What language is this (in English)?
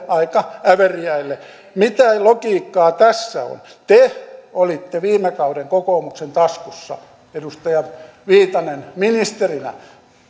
Finnish